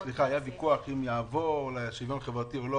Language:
Hebrew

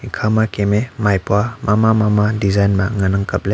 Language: Wancho Naga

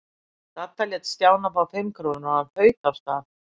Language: Icelandic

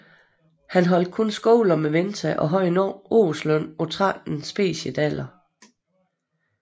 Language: Danish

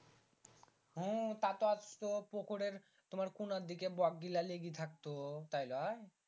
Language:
Bangla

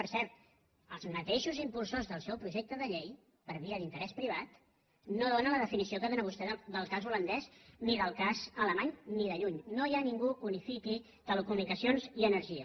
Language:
Catalan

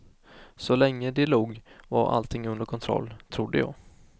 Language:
Swedish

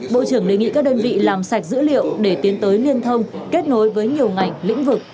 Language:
Vietnamese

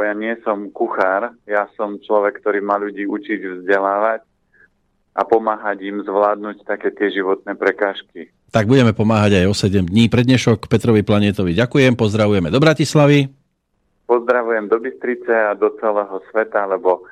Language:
Slovak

